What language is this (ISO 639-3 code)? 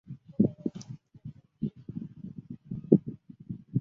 zho